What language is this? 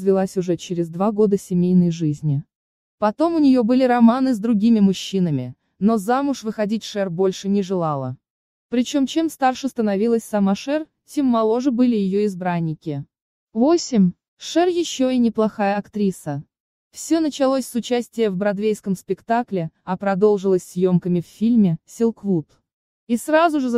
Russian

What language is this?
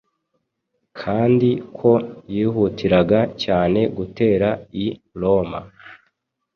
Kinyarwanda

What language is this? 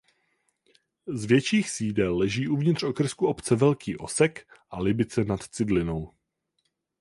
Czech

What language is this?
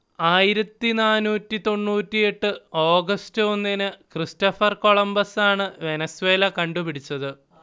Malayalam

